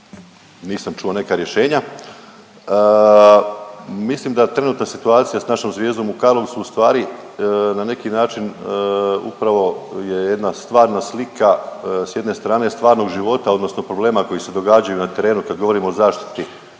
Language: Croatian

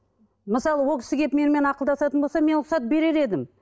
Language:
Kazakh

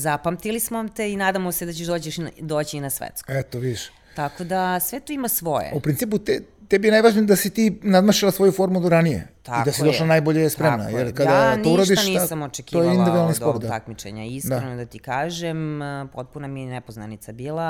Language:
Croatian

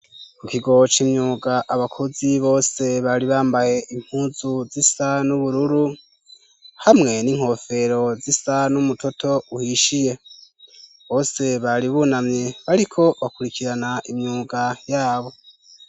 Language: Rundi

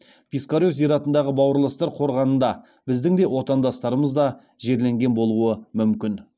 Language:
Kazakh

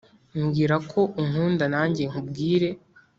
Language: Kinyarwanda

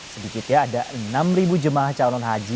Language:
Indonesian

